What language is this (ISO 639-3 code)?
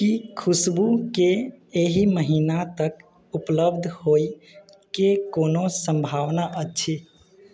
mai